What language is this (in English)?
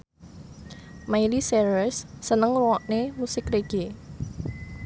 Javanese